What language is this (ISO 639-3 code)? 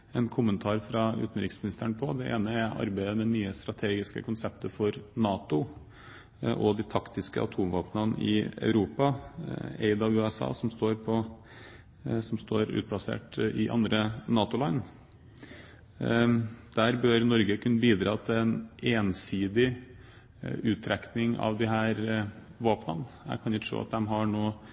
nob